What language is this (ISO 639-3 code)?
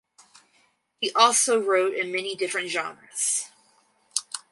eng